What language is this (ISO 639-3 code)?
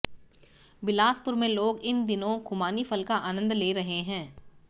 hin